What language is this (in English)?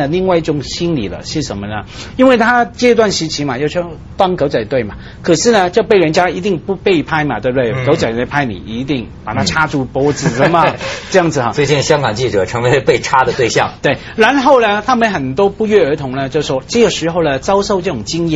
Chinese